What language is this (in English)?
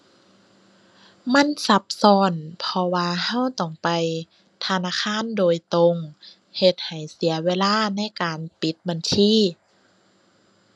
Thai